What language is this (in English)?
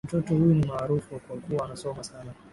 Swahili